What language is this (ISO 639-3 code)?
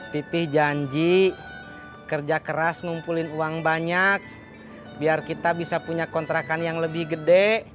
ind